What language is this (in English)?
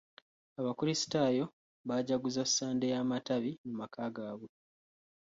Ganda